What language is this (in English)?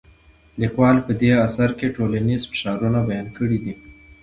Pashto